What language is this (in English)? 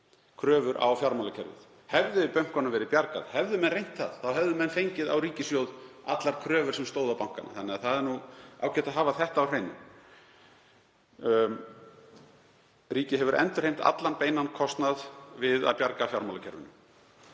Icelandic